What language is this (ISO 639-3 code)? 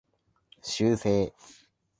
jpn